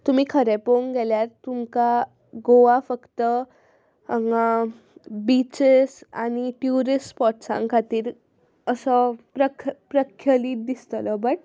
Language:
Konkani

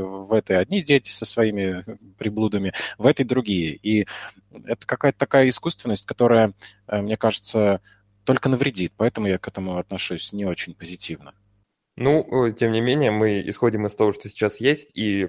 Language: Russian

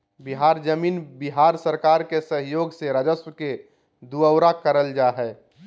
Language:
Magahi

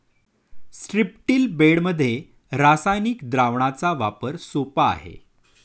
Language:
Marathi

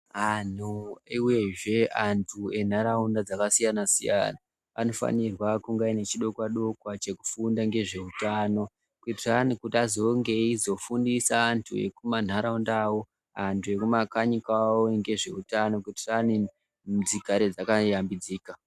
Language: Ndau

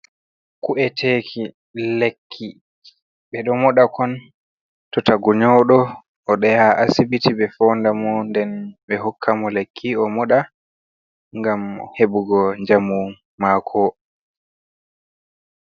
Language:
Fula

